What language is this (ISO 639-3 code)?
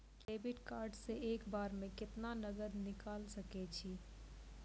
mai